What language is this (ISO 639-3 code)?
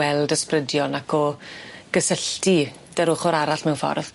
cym